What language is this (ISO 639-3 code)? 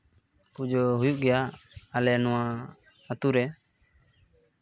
sat